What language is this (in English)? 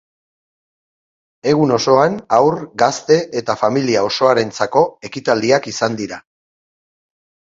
Basque